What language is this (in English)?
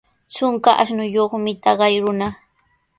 Sihuas Ancash Quechua